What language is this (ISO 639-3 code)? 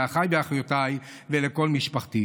heb